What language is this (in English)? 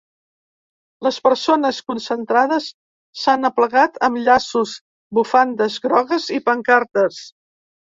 Catalan